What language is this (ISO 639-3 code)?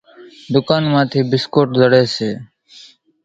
gjk